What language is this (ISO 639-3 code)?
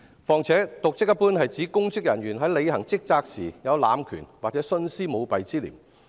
yue